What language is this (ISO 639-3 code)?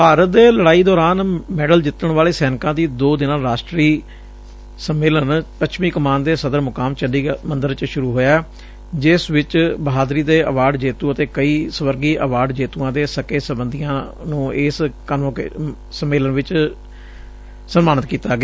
pan